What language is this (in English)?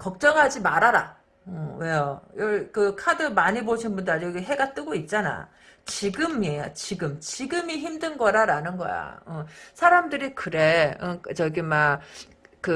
Korean